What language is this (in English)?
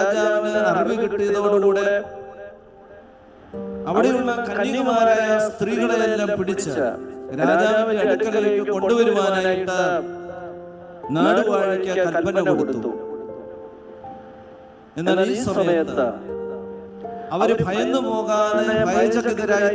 Indonesian